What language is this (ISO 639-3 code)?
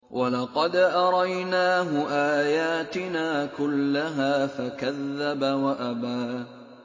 ara